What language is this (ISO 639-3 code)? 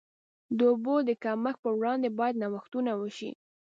pus